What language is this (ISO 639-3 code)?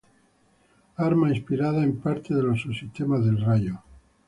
spa